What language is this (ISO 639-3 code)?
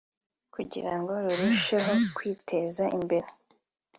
kin